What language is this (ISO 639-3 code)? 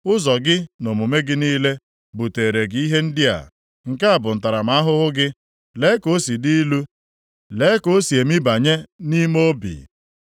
ibo